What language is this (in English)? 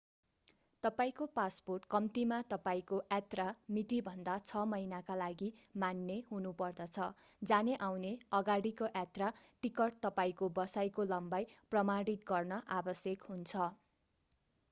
Nepali